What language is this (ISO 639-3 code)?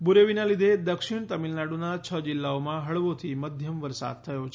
guj